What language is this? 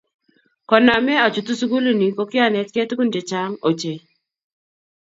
Kalenjin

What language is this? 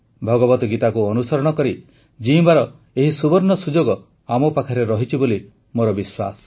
Odia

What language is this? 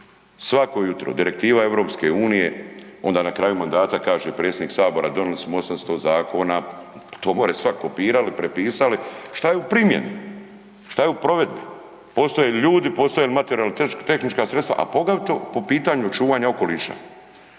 Croatian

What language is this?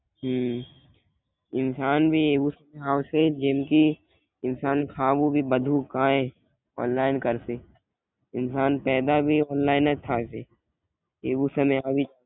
Gujarati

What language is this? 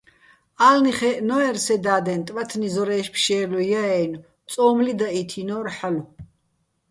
Bats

